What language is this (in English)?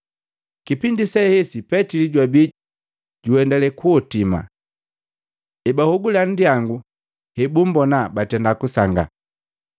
Matengo